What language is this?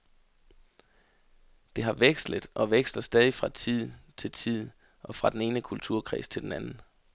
Danish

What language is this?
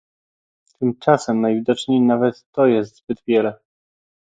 Polish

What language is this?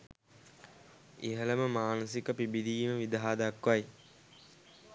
Sinhala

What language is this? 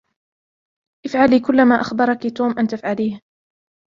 Arabic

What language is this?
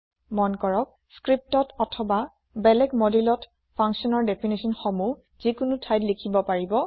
Assamese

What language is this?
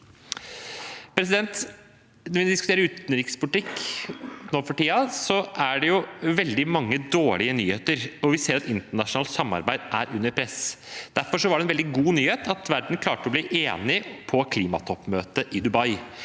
Norwegian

